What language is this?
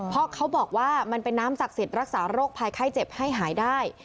Thai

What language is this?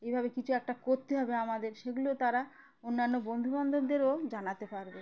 Bangla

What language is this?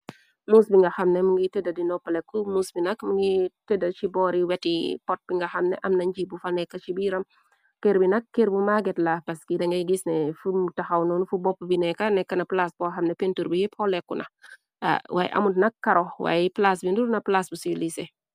Wolof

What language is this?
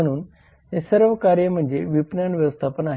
Marathi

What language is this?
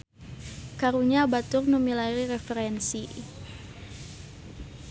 Sundanese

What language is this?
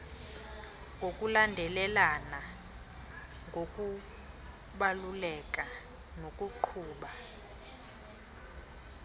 Xhosa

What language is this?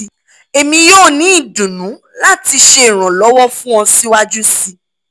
Yoruba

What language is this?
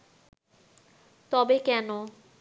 Bangla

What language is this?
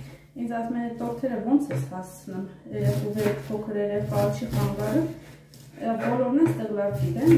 Romanian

